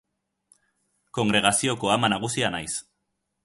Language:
Basque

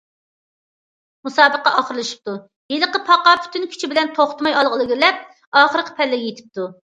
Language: Uyghur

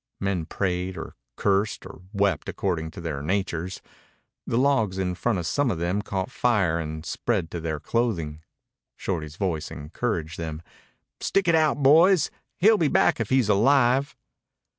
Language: English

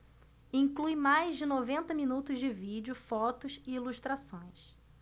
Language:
Portuguese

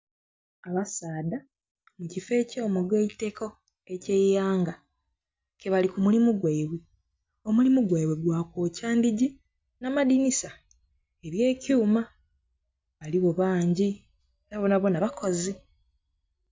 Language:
Soga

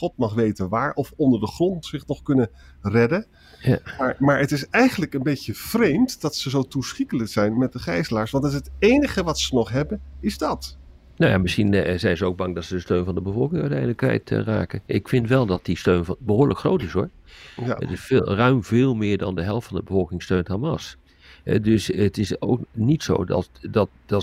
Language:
Dutch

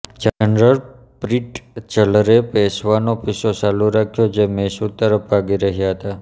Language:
Gujarati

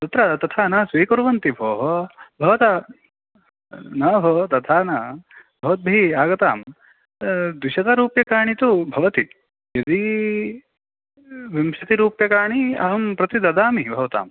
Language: Sanskrit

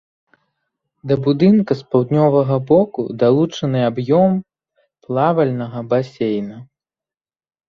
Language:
Belarusian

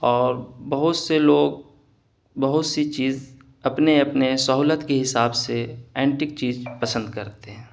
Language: Urdu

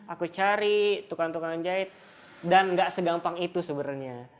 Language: Indonesian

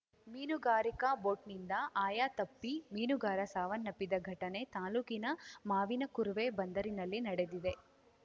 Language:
Kannada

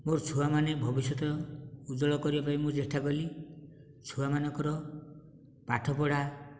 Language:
Odia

